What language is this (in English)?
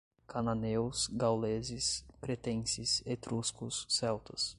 Portuguese